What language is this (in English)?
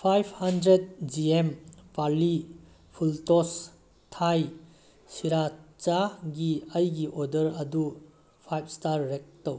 Manipuri